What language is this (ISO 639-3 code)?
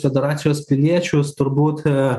lit